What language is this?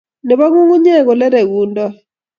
Kalenjin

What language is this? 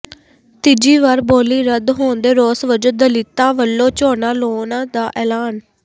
Punjabi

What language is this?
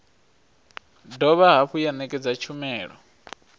Venda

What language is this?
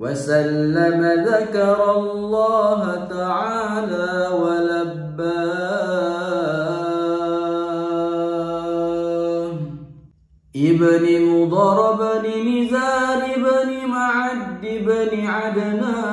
Arabic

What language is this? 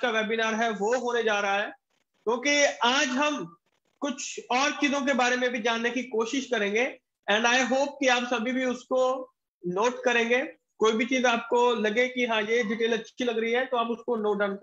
Hindi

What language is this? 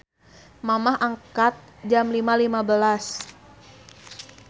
Sundanese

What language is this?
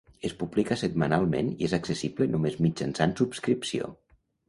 Catalan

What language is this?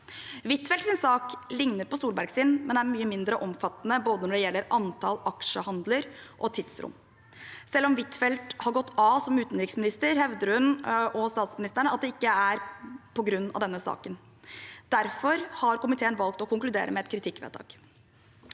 Norwegian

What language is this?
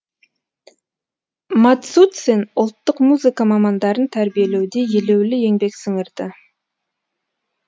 Kazakh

